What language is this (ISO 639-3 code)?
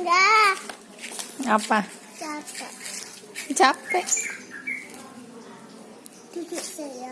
ind